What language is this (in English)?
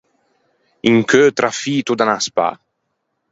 Ligurian